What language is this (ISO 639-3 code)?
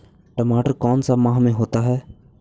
mag